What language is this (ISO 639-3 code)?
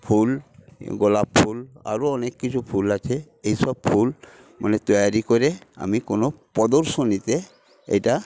ben